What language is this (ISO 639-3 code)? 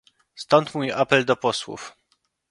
pol